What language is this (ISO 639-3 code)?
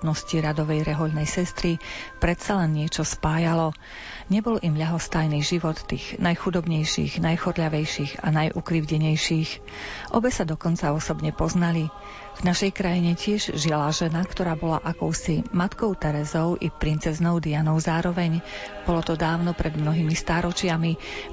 slk